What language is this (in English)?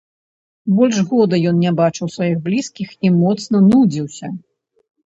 Belarusian